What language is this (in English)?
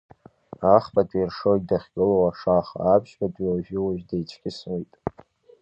Abkhazian